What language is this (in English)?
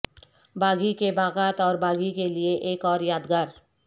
Urdu